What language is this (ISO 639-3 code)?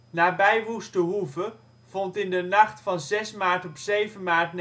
nld